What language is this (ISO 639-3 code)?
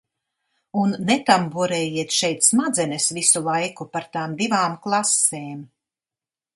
lav